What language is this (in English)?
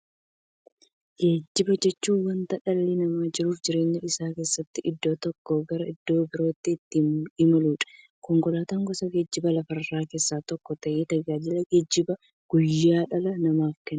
Oromo